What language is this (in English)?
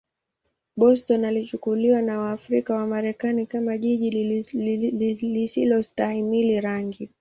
Swahili